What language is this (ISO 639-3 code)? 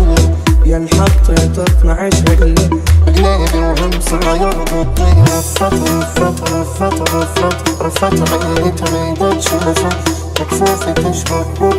ara